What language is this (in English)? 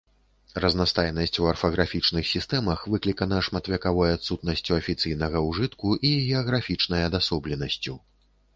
Belarusian